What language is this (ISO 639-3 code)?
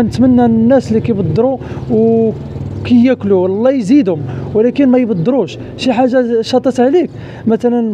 ara